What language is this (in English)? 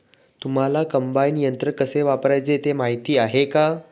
Marathi